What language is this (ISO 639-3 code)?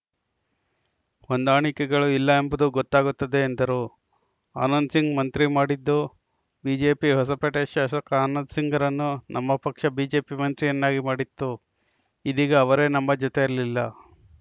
kan